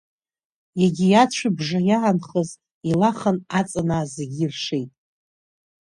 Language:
Abkhazian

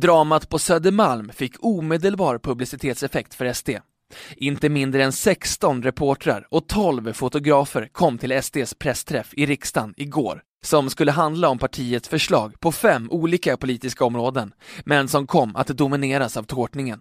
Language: Swedish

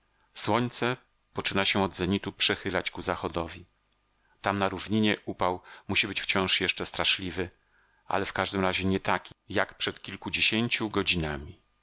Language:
Polish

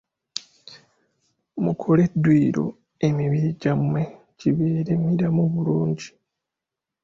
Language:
Ganda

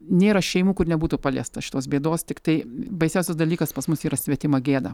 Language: Lithuanian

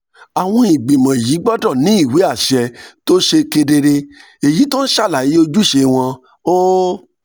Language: Yoruba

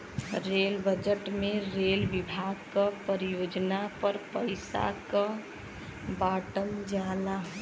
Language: Bhojpuri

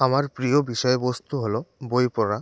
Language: Bangla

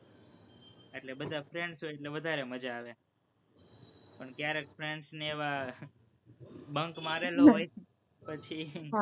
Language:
Gujarati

